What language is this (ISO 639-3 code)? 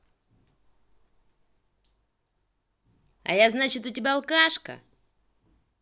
rus